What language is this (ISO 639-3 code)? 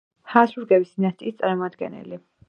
kat